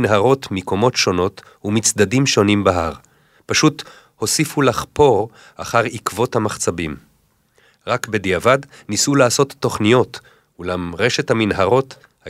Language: Hebrew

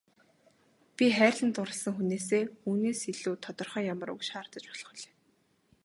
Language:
Mongolian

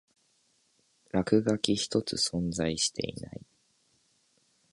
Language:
Japanese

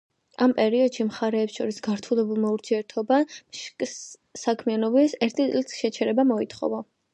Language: Georgian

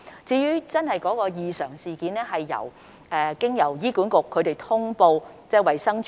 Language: Cantonese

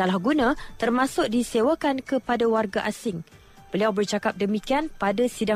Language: Malay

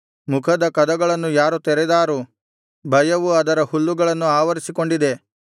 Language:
Kannada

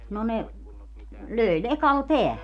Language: Finnish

